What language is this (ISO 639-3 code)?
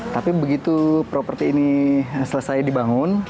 ind